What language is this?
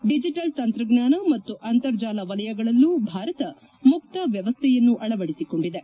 Kannada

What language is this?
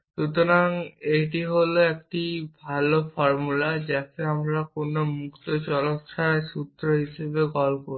Bangla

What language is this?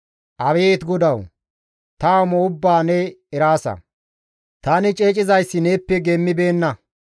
Gamo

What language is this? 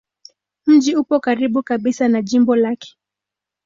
Swahili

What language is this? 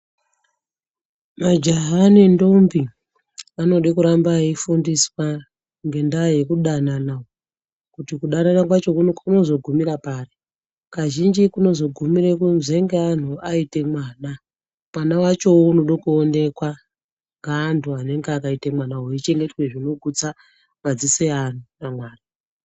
Ndau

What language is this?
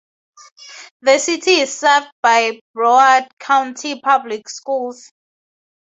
English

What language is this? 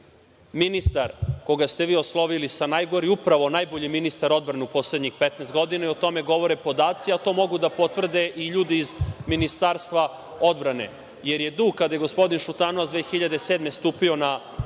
Serbian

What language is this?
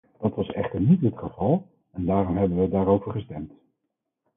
Dutch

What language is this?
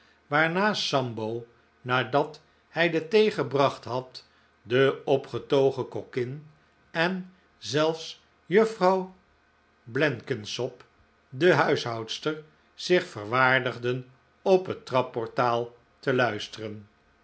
Dutch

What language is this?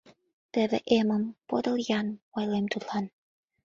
Mari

